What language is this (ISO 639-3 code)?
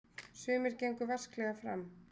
isl